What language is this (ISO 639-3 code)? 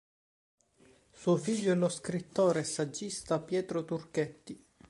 ita